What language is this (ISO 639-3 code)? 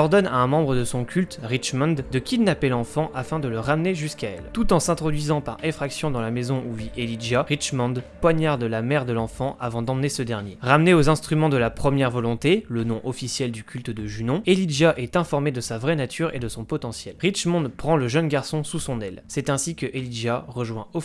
fra